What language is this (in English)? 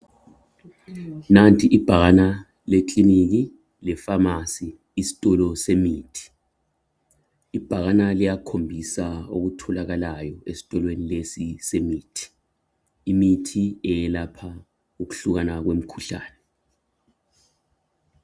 North Ndebele